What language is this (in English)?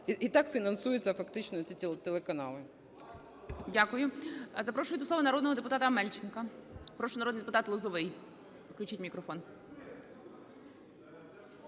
Ukrainian